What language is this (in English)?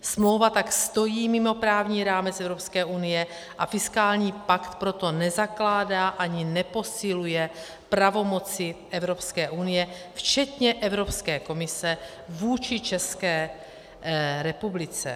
Czech